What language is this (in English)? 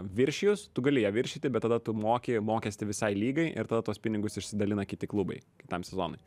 Lithuanian